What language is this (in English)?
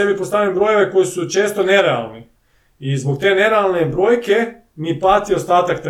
Croatian